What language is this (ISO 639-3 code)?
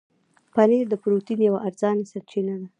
pus